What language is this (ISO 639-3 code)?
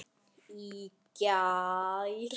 isl